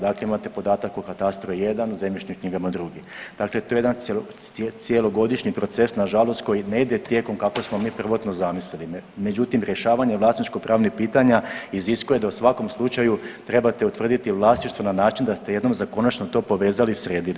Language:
Croatian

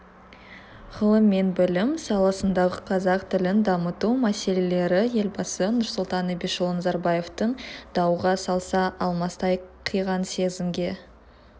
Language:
Kazakh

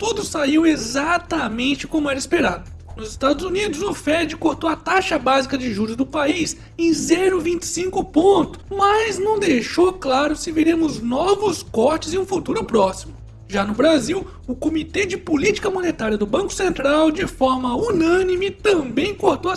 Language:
Portuguese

